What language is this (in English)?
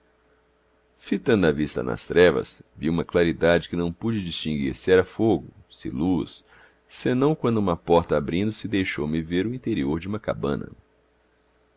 Portuguese